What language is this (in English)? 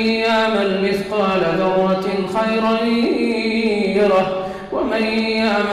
Arabic